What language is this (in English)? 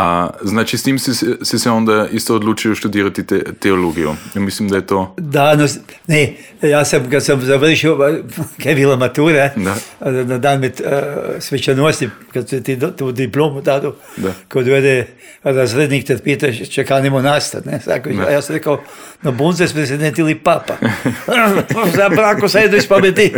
Croatian